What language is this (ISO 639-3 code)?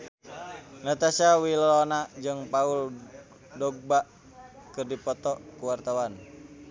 sun